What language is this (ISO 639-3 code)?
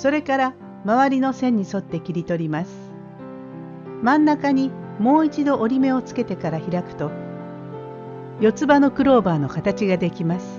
jpn